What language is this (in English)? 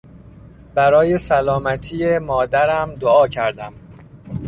Persian